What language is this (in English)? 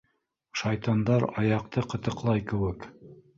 Bashkir